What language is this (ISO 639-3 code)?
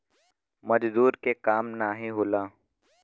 bho